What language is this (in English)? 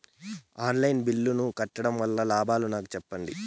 Telugu